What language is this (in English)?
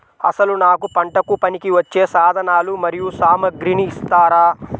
Telugu